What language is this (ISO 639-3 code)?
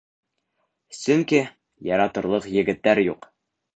bak